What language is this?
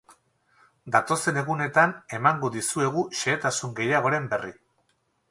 Basque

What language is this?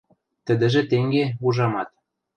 Western Mari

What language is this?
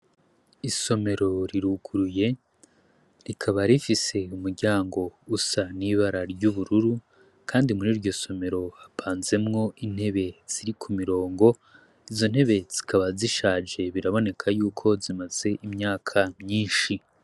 Rundi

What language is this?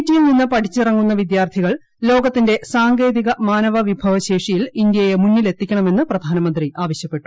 Malayalam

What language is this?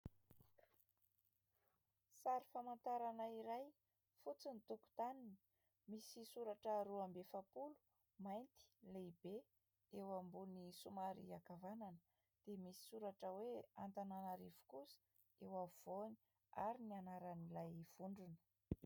Malagasy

